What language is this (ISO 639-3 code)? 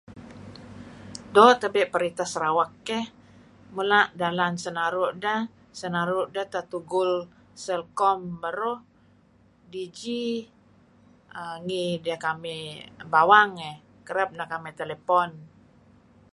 kzi